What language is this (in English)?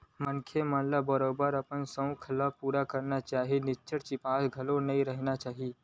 Chhattisgarhi